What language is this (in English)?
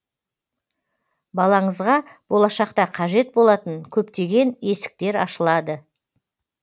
Kazakh